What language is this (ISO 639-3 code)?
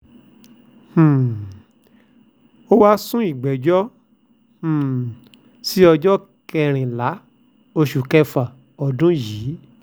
yor